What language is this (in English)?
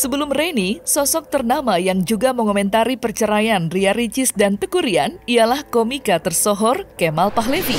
Indonesian